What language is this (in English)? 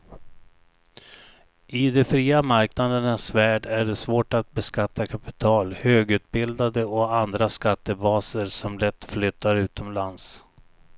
Swedish